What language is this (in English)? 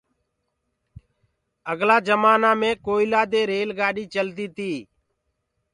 Gurgula